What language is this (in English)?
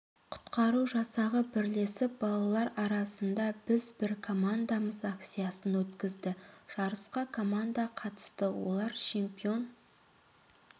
Kazakh